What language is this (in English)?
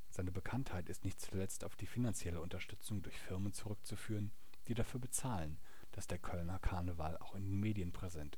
German